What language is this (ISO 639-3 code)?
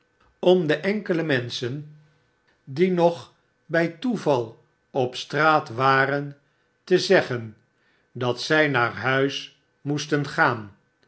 nld